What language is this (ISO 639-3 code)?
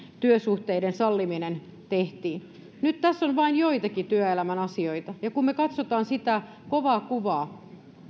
fin